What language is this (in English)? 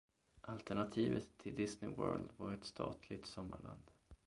Swedish